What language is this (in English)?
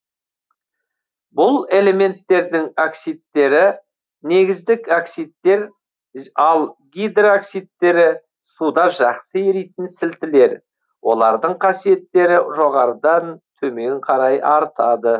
Kazakh